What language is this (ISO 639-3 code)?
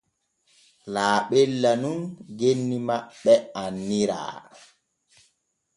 fue